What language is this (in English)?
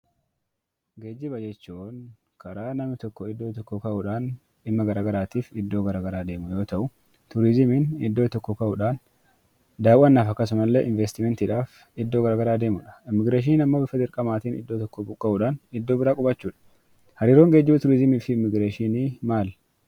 Oromo